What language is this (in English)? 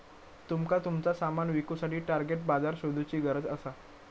Marathi